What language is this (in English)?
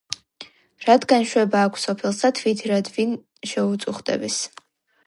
Georgian